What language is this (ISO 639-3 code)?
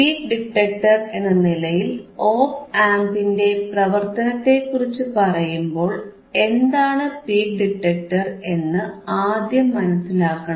mal